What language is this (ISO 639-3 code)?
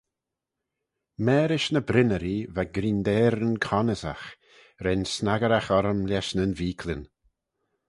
glv